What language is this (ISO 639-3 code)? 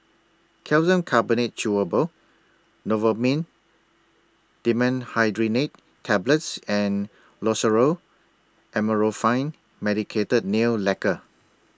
eng